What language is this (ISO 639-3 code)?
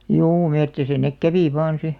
fin